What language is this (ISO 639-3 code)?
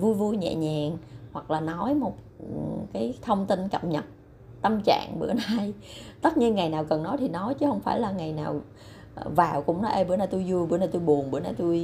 vie